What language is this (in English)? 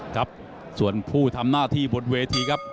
Thai